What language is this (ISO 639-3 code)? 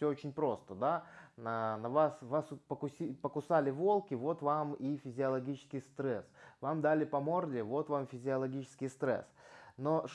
rus